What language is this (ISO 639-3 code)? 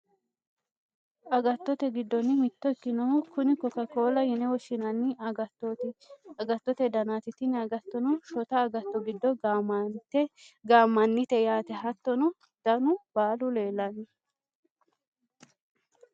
sid